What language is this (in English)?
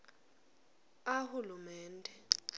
Swati